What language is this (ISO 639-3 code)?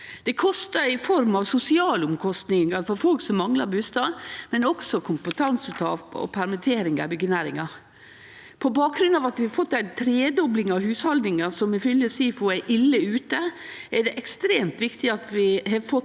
nor